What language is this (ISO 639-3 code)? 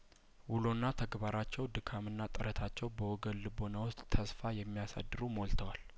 amh